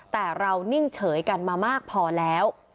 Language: Thai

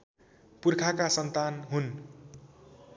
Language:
Nepali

